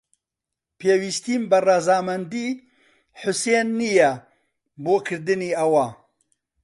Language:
Central Kurdish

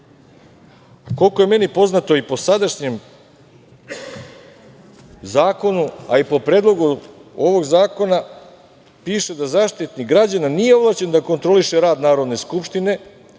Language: Serbian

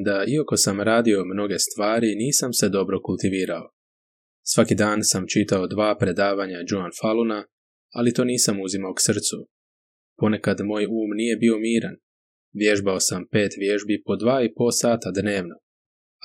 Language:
Croatian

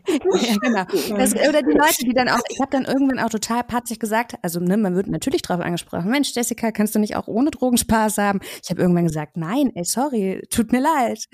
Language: German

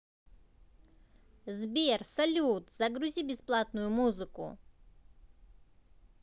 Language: Russian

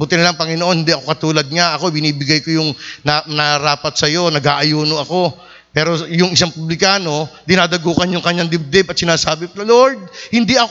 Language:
Filipino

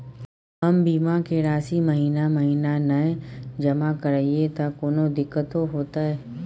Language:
Maithili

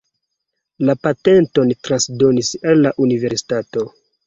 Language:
Esperanto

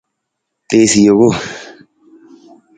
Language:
Nawdm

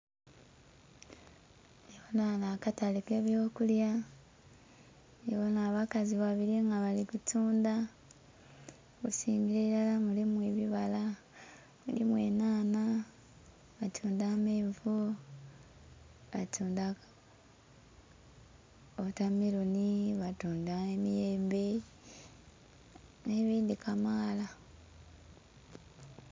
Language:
Soga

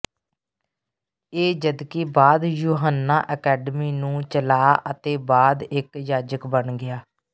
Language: Punjabi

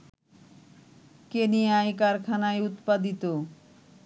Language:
Bangla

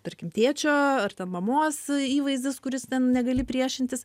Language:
Lithuanian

